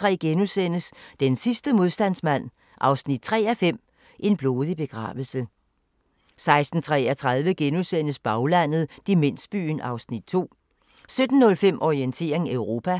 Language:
Danish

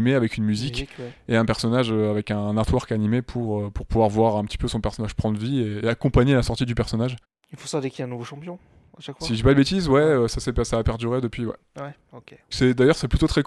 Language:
French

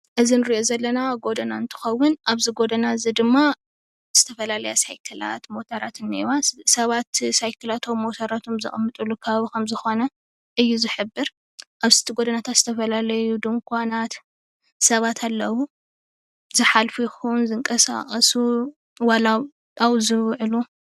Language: Tigrinya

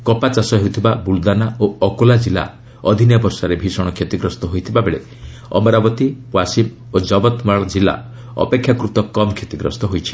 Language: Odia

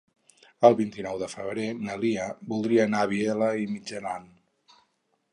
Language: Catalan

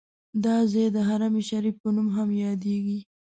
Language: Pashto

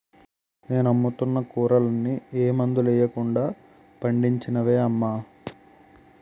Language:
Telugu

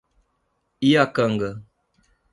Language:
Portuguese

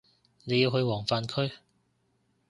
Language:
Cantonese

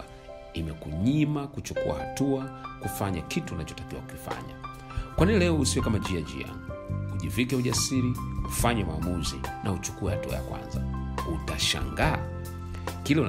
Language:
Swahili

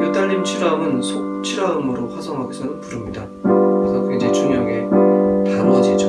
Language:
Korean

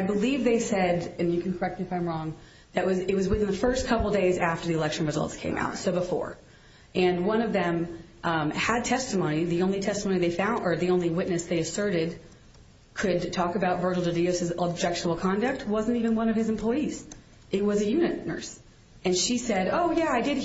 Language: English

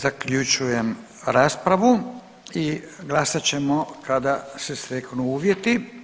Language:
Croatian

